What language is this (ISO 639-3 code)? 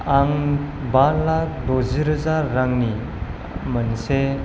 brx